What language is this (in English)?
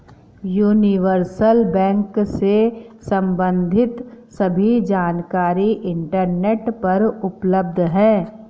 Hindi